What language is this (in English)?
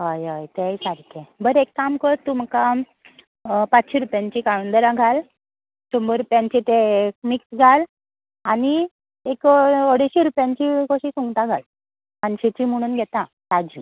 Konkani